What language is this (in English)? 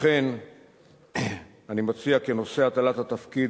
Hebrew